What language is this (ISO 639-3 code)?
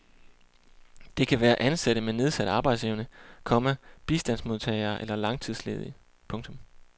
dan